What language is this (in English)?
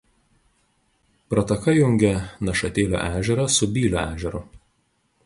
Lithuanian